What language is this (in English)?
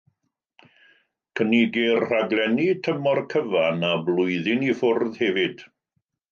Welsh